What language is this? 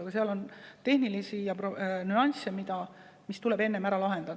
Estonian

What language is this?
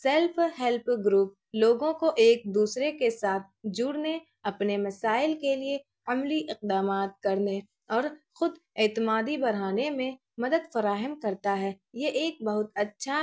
Urdu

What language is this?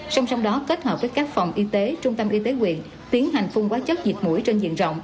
Vietnamese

